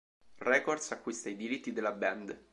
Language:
Italian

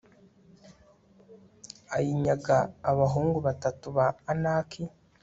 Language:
Kinyarwanda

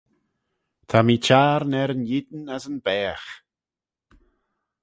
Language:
Manx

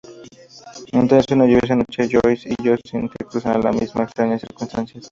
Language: Spanish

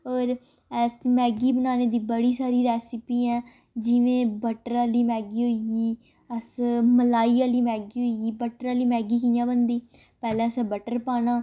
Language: Dogri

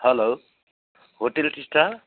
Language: Nepali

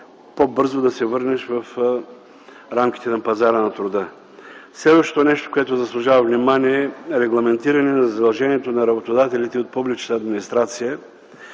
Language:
Bulgarian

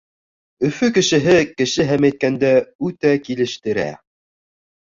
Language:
Bashkir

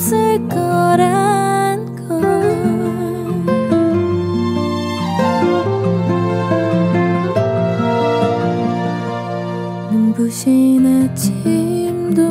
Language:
Korean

